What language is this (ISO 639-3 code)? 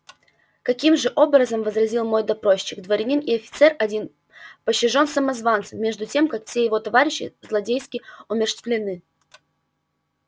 rus